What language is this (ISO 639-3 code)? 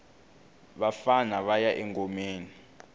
tso